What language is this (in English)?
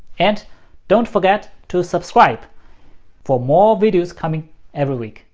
English